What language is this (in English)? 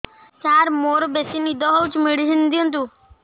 Odia